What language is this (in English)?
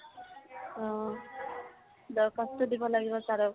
Assamese